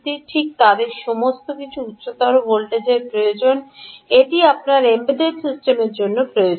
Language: Bangla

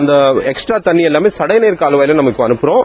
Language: Tamil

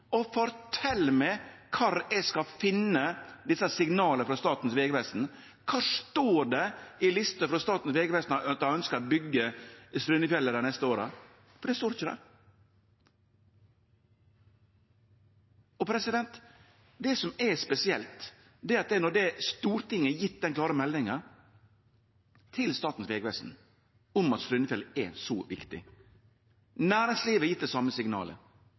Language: Norwegian Nynorsk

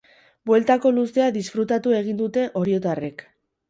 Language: Basque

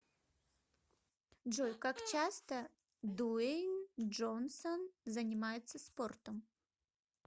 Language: Russian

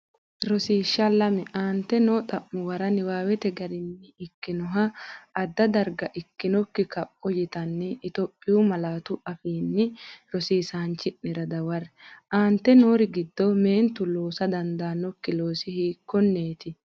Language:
Sidamo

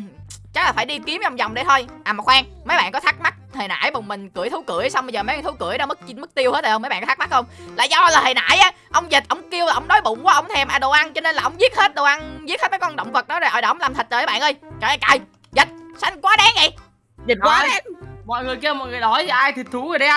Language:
Vietnamese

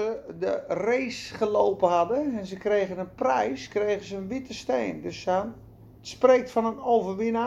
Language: Dutch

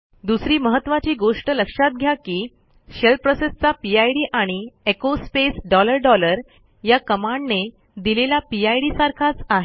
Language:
Marathi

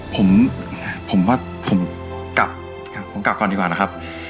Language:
Thai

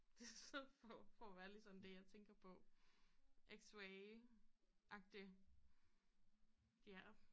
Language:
Danish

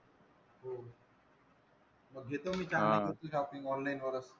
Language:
Marathi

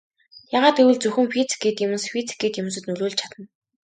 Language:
Mongolian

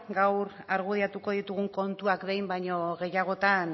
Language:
Basque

